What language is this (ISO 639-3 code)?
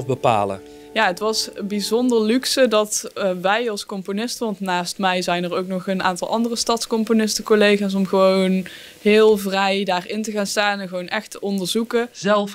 nld